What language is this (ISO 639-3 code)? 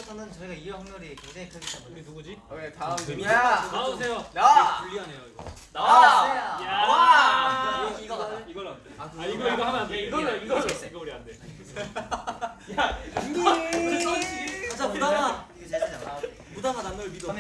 kor